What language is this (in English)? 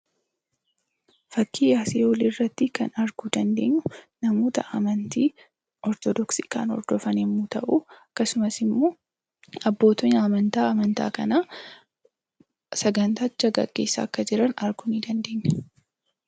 Oromo